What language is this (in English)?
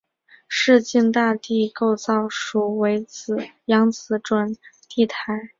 Chinese